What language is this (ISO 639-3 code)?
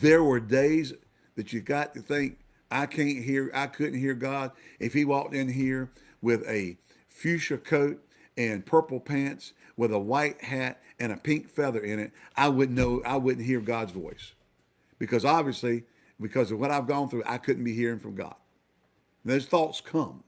eng